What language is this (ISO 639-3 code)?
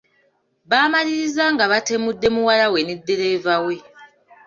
lug